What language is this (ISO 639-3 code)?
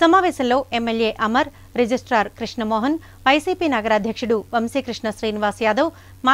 eng